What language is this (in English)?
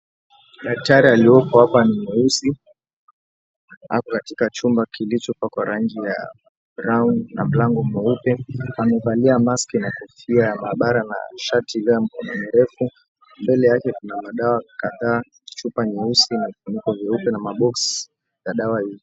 Swahili